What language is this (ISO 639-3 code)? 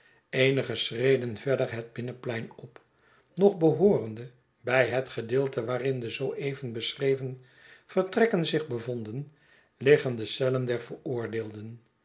nld